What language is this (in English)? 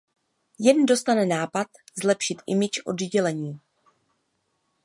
Czech